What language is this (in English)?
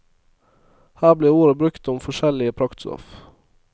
Norwegian